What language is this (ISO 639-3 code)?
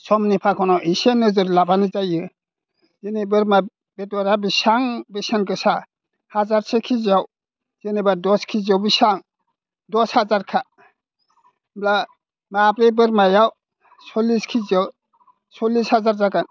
brx